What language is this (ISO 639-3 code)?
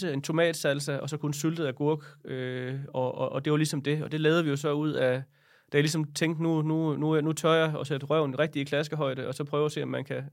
dan